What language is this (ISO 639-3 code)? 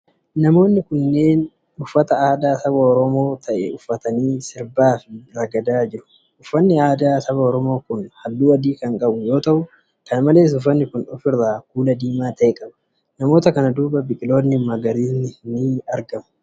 orm